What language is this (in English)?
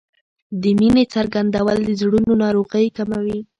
Pashto